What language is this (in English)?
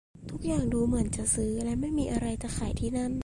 Thai